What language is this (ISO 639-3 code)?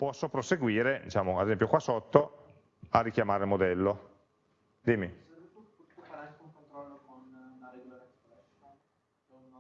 ita